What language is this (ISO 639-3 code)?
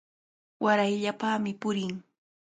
qvl